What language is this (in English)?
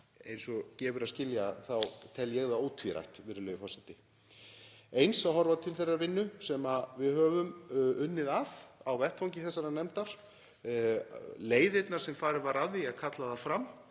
Icelandic